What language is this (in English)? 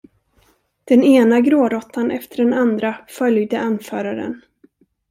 Swedish